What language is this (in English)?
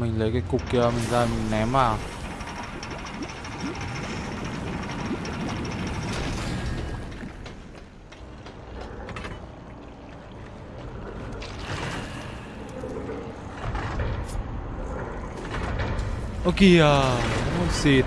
Vietnamese